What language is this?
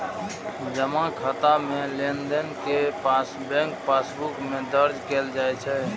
Maithili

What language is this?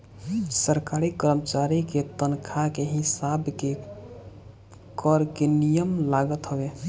Bhojpuri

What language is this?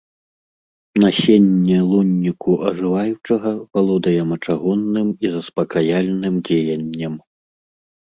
Belarusian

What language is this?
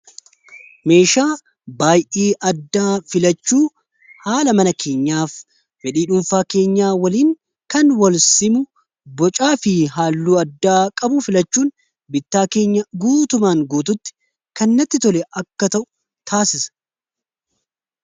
Oromo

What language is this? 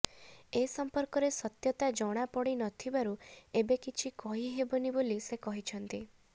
Odia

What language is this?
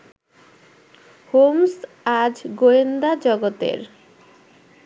Bangla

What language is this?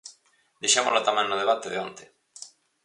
Galician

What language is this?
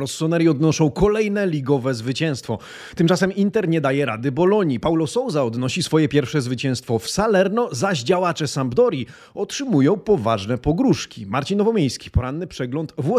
Polish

